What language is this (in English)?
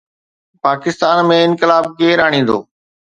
Sindhi